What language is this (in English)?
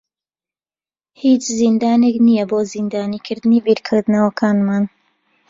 Central Kurdish